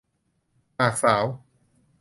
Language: Thai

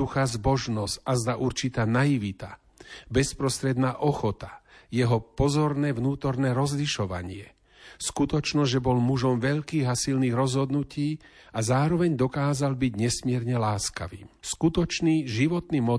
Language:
Slovak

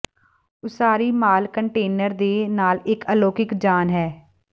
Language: Punjabi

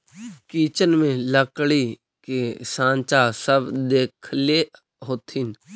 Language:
Magahi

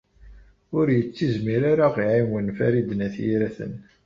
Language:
Kabyle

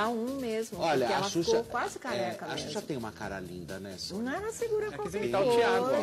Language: Portuguese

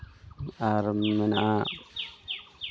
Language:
Santali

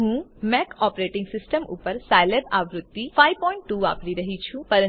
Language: Gujarati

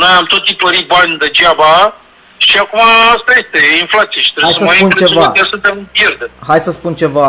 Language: Romanian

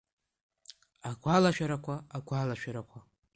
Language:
Abkhazian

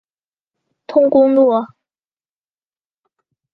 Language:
Chinese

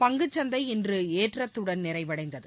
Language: Tamil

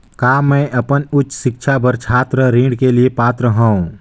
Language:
Chhattisgarhi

